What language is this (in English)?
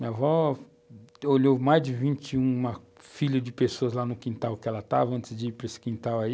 Portuguese